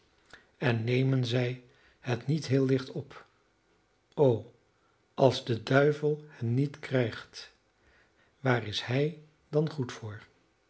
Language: Dutch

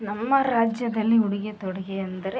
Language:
Kannada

